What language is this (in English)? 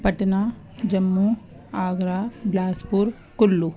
Urdu